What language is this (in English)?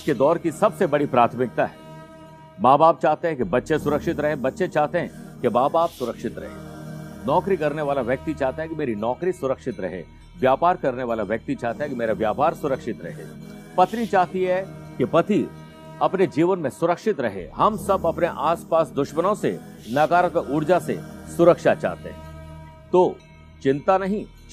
Hindi